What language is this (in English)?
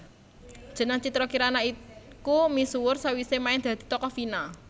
Javanese